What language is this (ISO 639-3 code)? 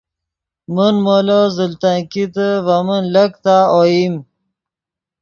ydg